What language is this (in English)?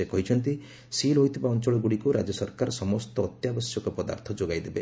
Odia